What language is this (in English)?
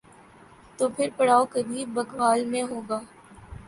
Urdu